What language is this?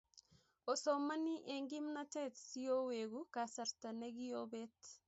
Kalenjin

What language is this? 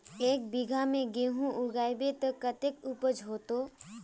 Magahi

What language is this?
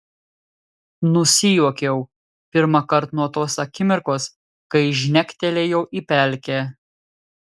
Lithuanian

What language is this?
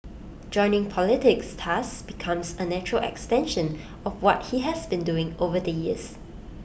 English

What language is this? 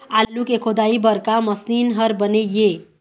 Chhattisgarhi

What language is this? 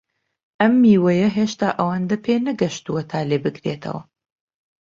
Central Kurdish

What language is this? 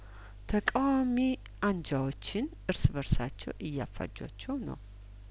Amharic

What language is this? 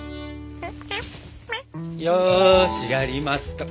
Japanese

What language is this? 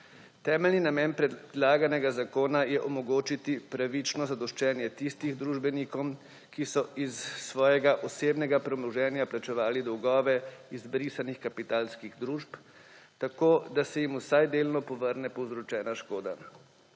Slovenian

